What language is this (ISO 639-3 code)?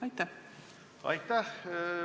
est